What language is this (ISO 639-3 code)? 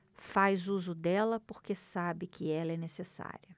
por